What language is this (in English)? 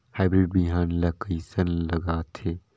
Chhattisgarhi